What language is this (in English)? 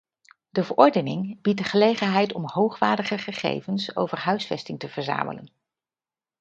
Dutch